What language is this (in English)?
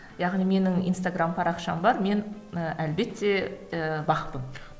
Kazakh